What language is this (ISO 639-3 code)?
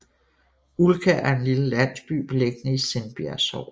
dan